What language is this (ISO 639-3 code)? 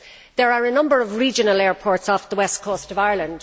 eng